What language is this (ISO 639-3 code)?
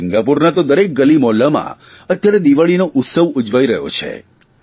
guj